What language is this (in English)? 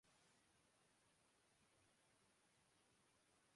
Urdu